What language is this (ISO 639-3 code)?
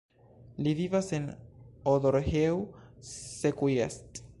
epo